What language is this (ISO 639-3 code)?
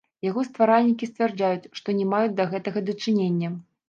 bel